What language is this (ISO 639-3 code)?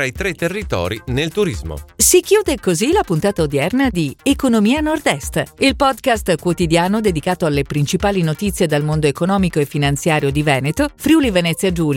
ita